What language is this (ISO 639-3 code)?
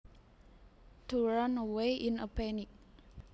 jav